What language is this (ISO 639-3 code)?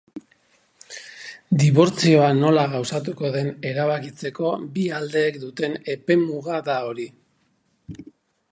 eus